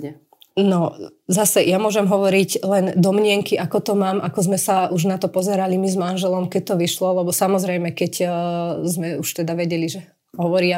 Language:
Slovak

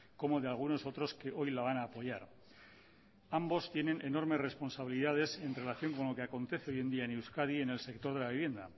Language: Spanish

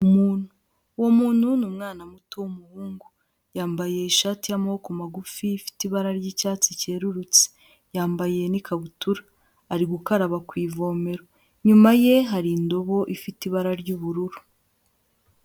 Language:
Kinyarwanda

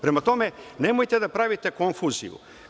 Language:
Serbian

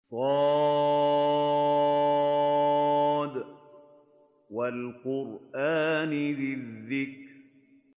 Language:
Arabic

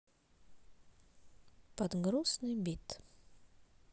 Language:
Russian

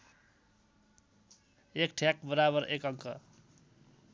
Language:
Nepali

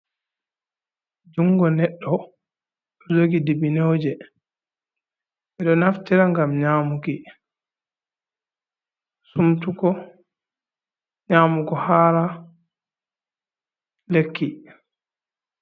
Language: Fula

